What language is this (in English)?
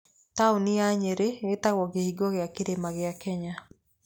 Kikuyu